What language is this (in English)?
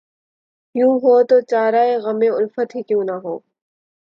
Urdu